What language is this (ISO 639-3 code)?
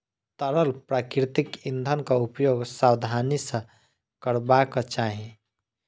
mai